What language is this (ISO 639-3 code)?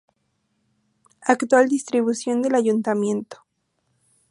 spa